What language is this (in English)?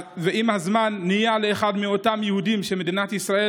Hebrew